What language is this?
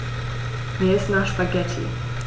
German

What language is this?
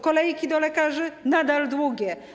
Polish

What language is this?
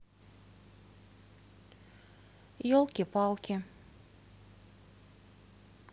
Russian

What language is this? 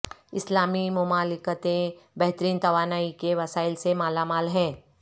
Urdu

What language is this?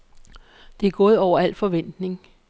Danish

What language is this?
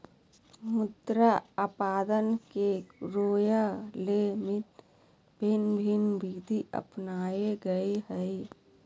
Magahi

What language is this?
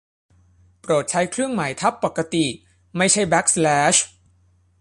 Thai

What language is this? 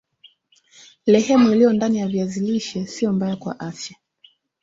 Swahili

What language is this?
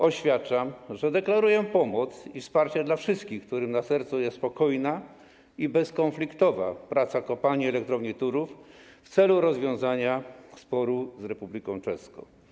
Polish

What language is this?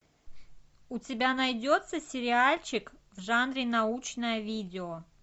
Russian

